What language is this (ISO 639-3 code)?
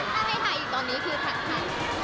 tha